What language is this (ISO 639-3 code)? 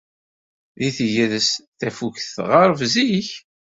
kab